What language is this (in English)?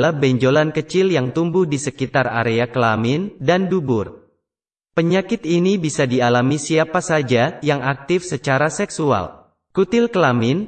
Indonesian